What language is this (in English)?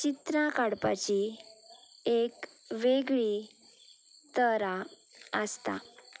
Konkani